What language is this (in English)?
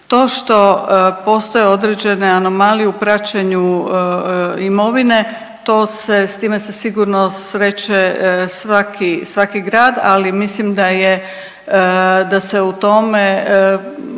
Croatian